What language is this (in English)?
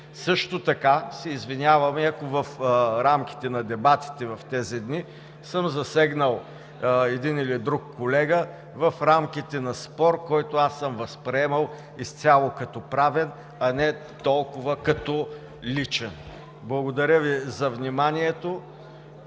Bulgarian